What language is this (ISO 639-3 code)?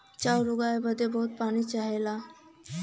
bho